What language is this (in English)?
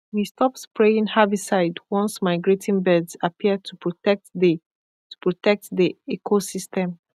Nigerian Pidgin